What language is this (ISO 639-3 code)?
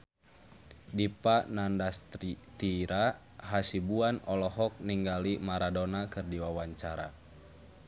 sun